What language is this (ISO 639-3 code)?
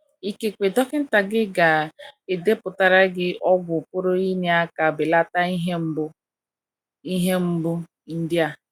ibo